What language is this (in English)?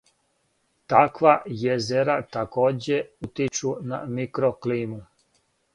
Serbian